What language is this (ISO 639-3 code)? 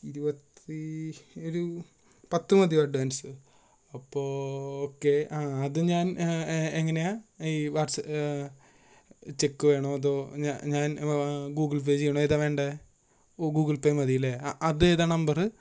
mal